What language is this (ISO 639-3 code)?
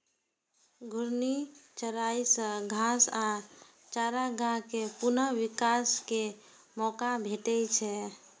mai